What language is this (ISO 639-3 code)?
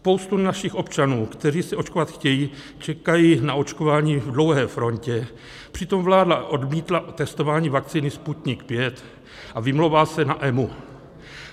ces